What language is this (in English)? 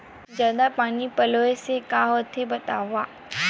Chhattisgarhi